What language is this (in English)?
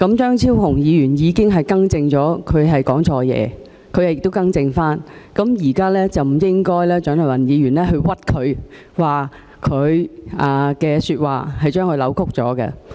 Cantonese